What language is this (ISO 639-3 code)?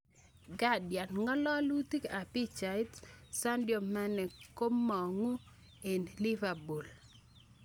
kln